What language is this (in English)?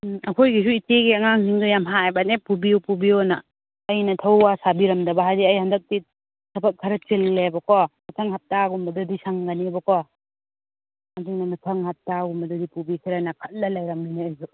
Manipuri